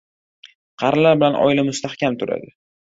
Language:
Uzbek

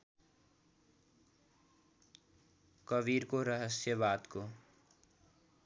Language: Nepali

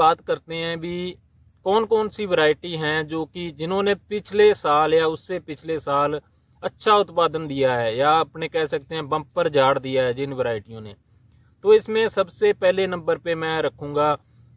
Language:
Hindi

